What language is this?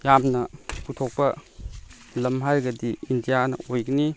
Manipuri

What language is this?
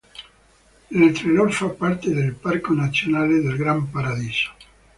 Italian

